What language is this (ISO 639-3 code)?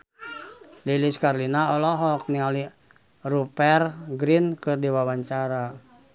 sun